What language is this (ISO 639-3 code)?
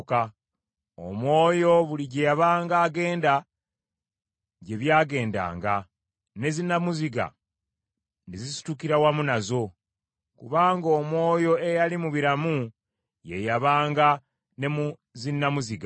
lug